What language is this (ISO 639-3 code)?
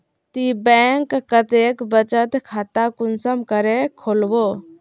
mag